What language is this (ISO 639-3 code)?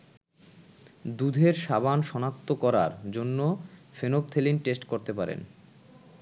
ben